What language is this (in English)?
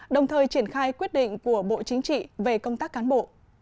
Vietnamese